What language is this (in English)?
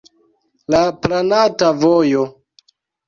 Esperanto